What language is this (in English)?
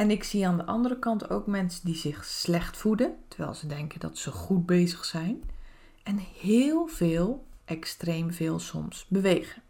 Dutch